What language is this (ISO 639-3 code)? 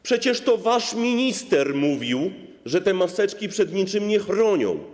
pol